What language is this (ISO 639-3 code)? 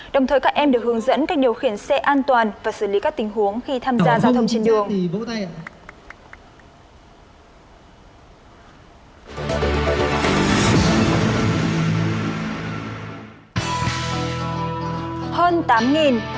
vie